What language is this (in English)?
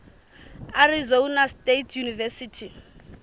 Southern Sotho